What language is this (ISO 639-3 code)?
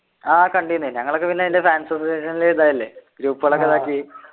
mal